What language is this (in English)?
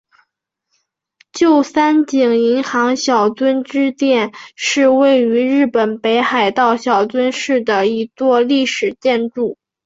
Chinese